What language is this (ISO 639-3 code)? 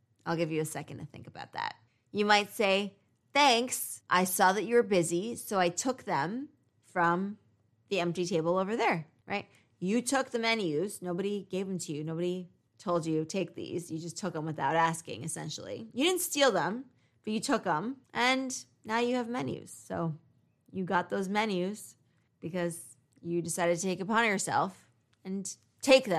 eng